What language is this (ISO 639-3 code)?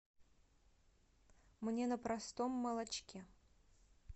rus